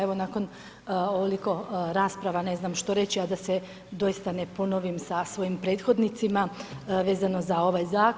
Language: Croatian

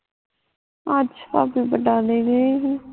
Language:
Punjabi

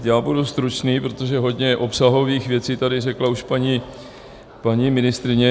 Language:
Czech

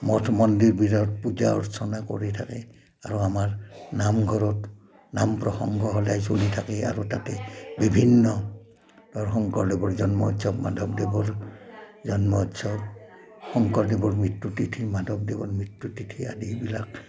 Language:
Assamese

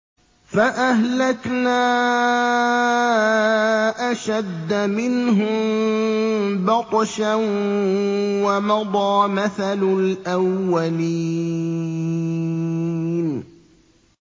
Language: Arabic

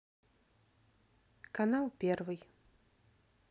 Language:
Russian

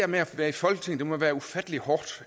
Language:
Danish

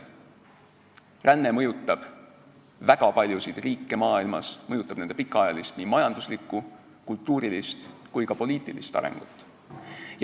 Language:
Estonian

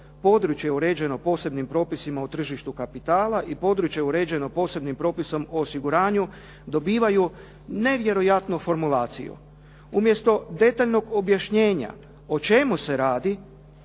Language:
Croatian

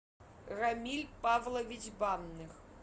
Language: Russian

